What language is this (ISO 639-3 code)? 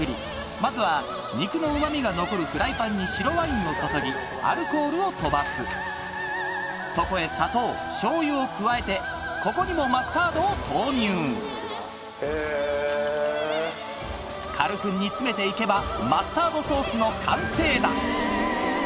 jpn